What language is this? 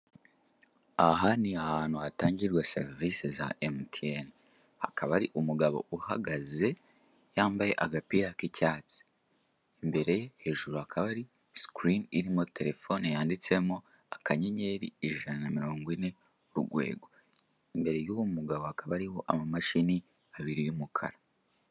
Kinyarwanda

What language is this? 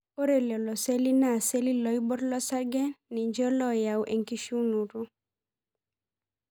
Masai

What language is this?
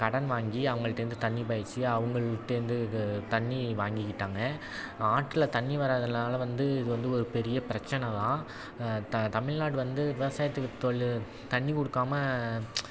Tamil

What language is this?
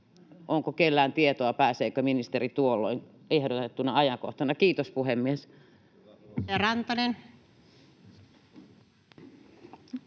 Finnish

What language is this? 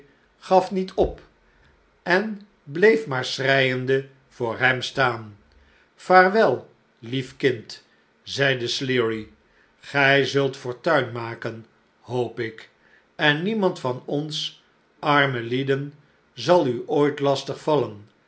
Dutch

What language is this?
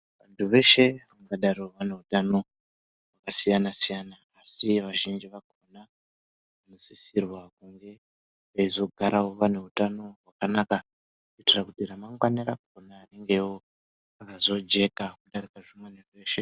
Ndau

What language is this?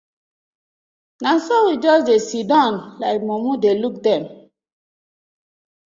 Nigerian Pidgin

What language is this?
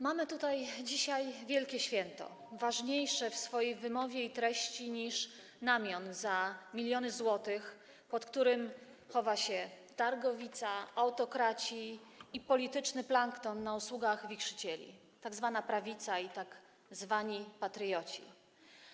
Polish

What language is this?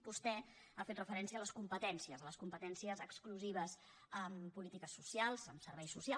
Catalan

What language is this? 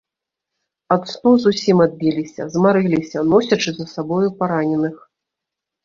Belarusian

